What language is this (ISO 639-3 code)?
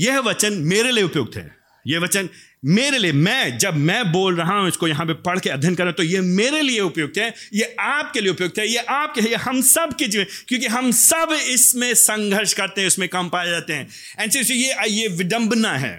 hin